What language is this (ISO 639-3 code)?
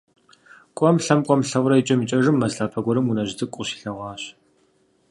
kbd